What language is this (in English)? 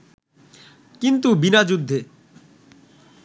Bangla